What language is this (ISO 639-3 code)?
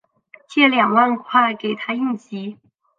zho